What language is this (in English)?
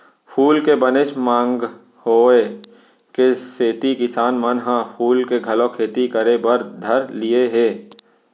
Chhattisgarhi